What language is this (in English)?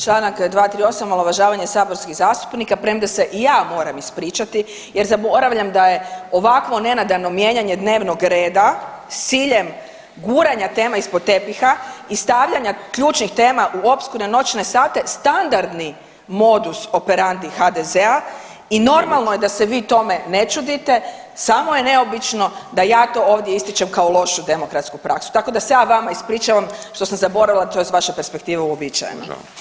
Croatian